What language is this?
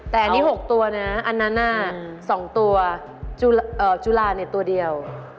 Thai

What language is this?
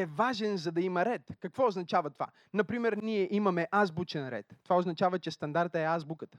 Bulgarian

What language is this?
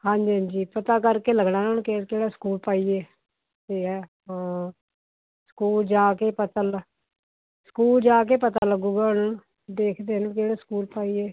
Punjabi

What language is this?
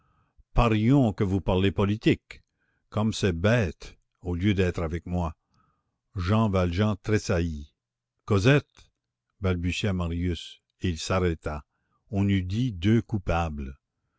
French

